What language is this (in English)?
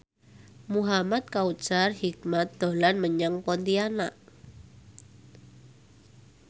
Javanese